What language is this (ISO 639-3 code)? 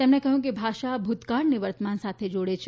guj